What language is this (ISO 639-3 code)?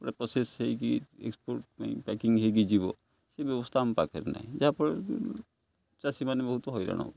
ori